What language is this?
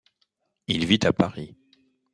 French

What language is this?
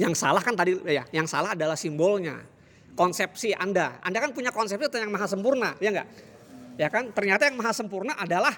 Indonesian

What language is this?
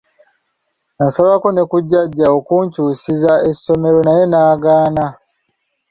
Ganda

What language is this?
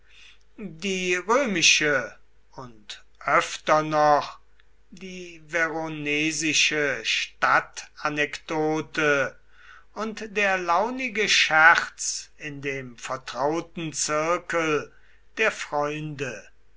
German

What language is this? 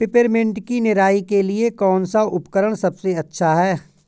Hindi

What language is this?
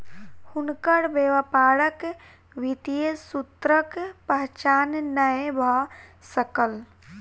Maithili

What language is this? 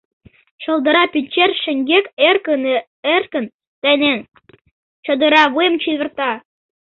Mari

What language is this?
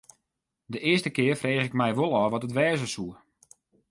Western Frisian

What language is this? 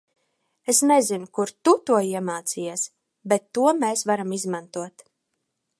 Latvian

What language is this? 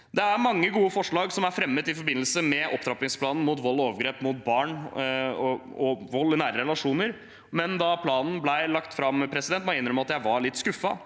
Norwegian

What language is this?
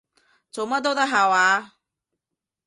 Cantonese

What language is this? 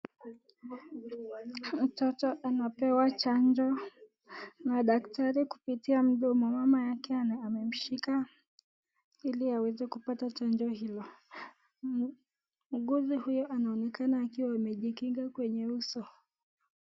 Swahili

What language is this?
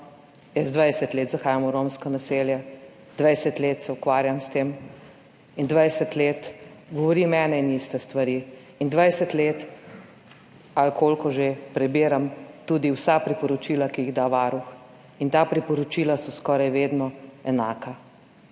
Slovenian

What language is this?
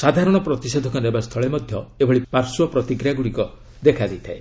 Odia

